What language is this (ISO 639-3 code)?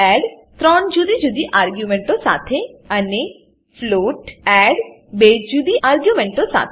guj